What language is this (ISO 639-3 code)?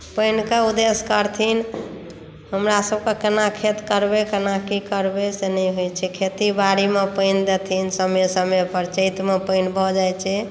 mai